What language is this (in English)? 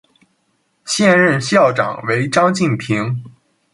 Chinese